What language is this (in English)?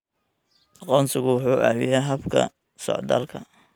Somali